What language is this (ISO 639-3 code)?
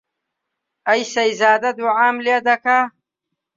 ckb